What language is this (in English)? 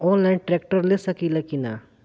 Bhojpuri